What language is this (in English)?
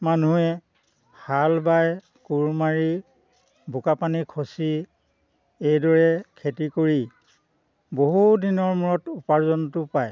Assamese